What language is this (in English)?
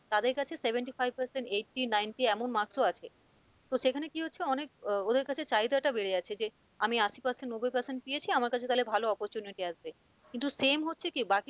Bangla